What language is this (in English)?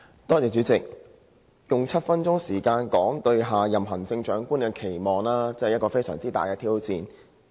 Cantonese